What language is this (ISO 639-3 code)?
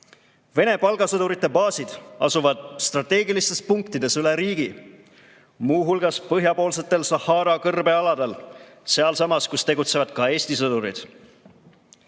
est